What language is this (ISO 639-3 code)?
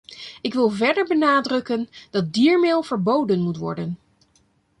nld